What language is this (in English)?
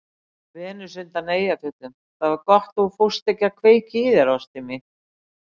Icelandic